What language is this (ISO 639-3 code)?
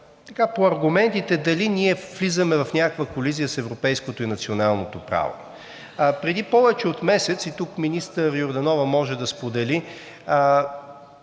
bul